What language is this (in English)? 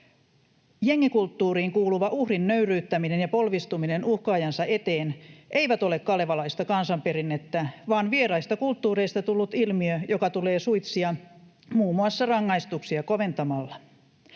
Finnish